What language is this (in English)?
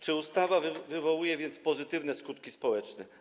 Polish